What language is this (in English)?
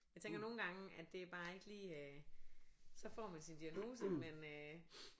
Danish